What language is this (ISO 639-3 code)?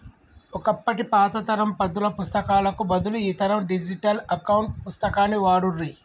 tel